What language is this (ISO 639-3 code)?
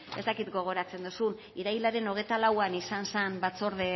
eus